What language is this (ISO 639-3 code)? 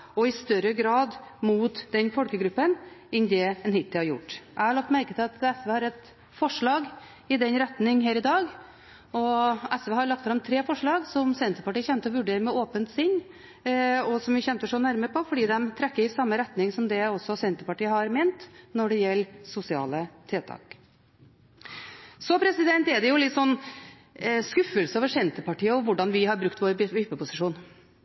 nob